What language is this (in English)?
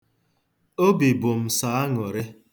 Igbo